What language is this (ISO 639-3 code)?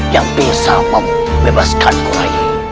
ind